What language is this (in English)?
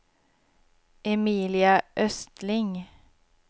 Swedish